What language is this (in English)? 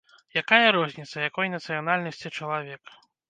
Belarusian